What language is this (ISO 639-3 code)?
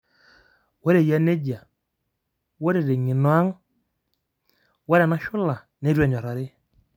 mas